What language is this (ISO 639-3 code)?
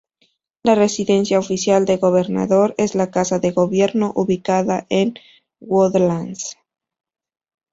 spa